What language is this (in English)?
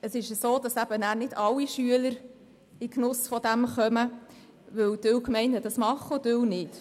Swiss German